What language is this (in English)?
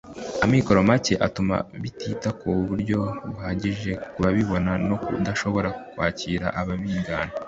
Kinyarwanda